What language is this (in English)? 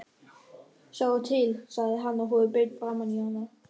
Icelandic